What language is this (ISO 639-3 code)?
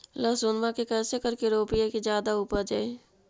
mag